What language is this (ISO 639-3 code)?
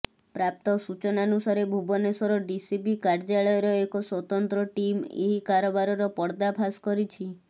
ori